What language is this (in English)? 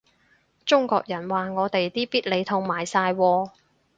Cantonese